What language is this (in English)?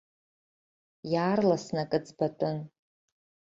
Abkhazian